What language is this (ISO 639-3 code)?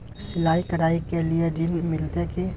mai